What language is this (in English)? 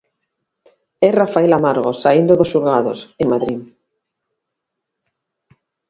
Galician